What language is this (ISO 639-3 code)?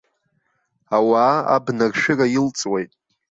abk